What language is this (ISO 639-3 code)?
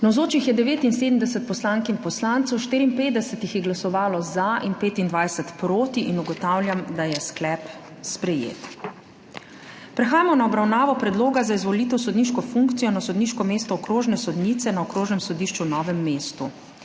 slv